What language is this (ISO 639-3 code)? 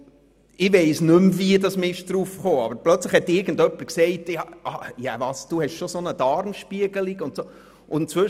gsw